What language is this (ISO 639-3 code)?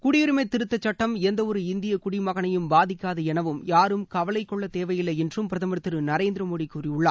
tam